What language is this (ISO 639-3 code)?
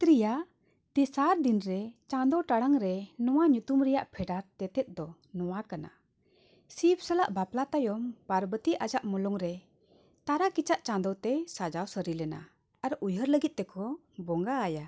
sat